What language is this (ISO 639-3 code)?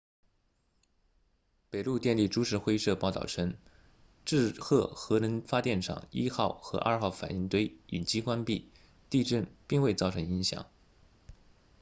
zho